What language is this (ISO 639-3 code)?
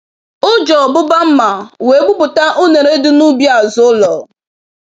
ibo